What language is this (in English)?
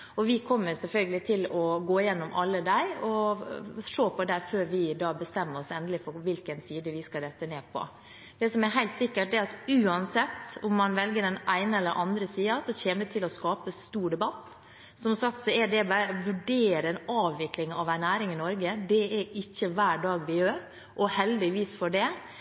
Norwegian Bokmål